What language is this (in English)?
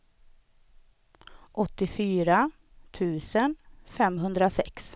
Swedish